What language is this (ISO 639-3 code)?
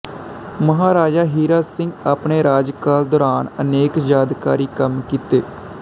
pan